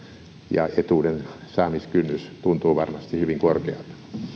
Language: Finnish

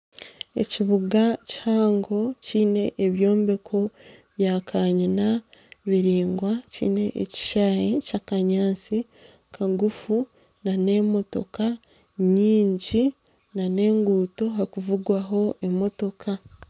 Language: Nyankole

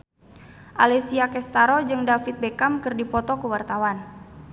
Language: Sundanese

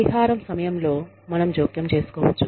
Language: Telugu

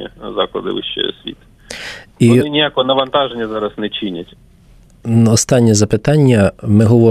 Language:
Ukrainian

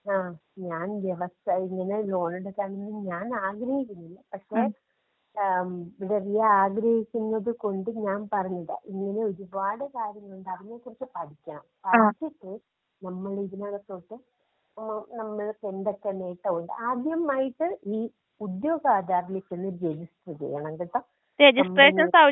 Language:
Malayalam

